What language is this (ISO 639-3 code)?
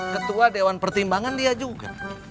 ind